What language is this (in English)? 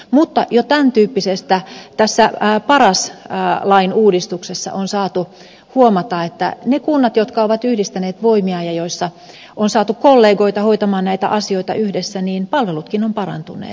Finnish